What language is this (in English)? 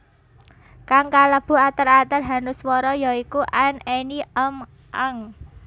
Javanese